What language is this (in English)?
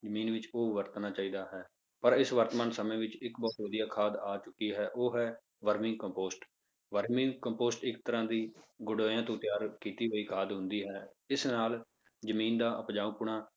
Punjabi